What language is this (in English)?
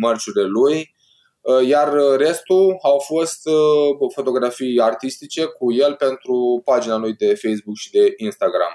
Romanian